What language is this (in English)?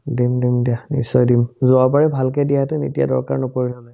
Assamese